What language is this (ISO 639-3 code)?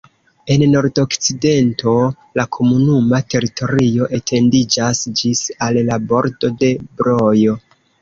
epo